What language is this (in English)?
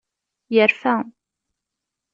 Kabyle